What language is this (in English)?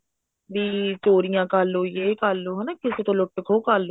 Punjabi